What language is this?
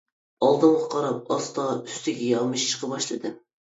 Uyghur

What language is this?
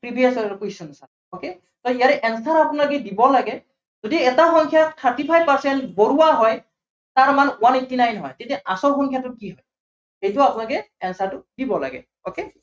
Assamese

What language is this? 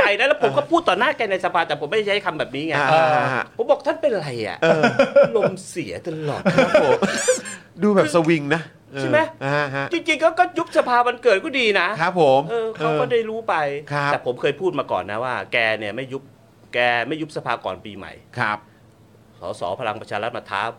Thai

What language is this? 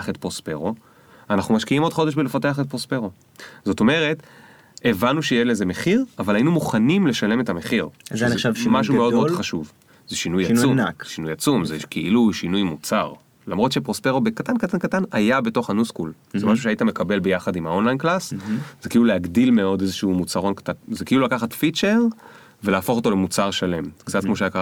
Hebrew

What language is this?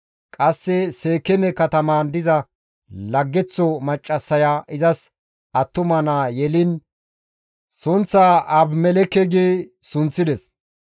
Gamo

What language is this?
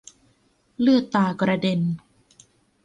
Thai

